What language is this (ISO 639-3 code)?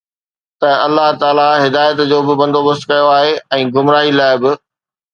snd